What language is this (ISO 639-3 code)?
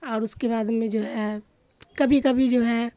urd